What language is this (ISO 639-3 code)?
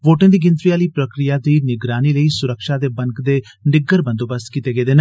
doi